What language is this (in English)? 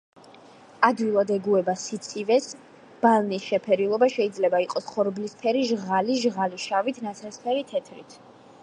Georgian